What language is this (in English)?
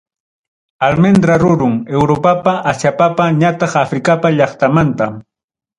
Ayacucho Quechua